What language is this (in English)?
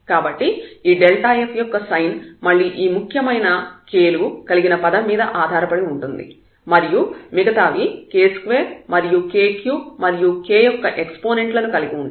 Telugu